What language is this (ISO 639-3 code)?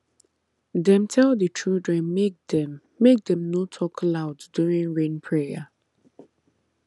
pcm